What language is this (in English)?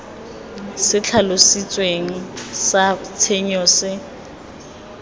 Tswana